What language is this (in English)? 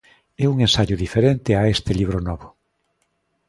Galician